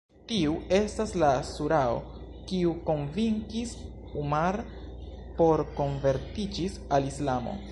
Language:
Esperanto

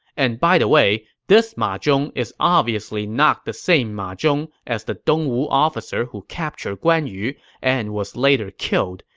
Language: English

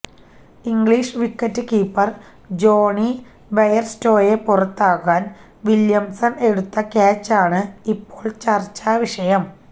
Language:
Malayalam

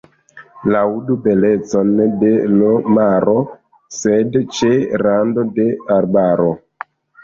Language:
Esperanto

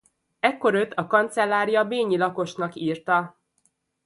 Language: Hungarian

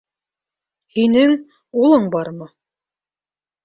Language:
Bashkir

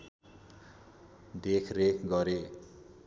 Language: Nepali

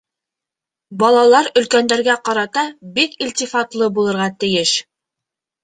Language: Bashkir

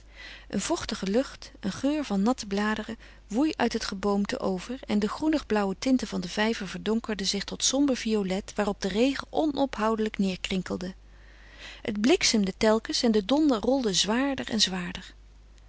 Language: Dutch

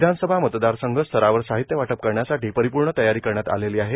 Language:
Marathi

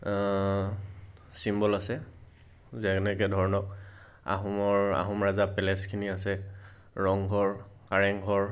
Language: Assamese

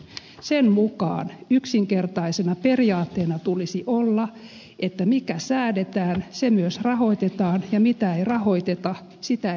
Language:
Finnish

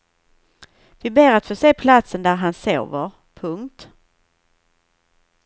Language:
Swedish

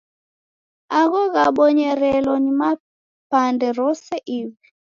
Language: Taita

